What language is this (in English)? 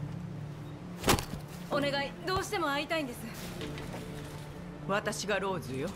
Japanese